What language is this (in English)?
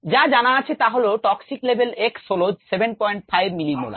Bangla